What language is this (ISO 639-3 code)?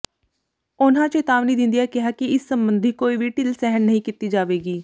pan